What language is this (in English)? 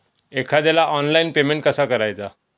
Marathi